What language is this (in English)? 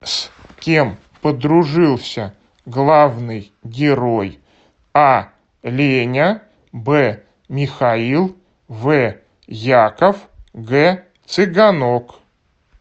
Russian